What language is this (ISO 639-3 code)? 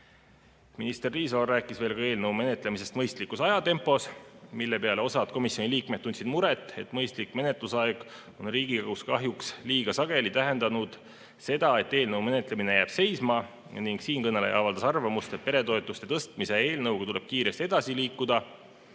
est